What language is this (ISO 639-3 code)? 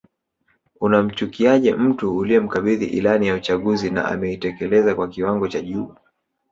swa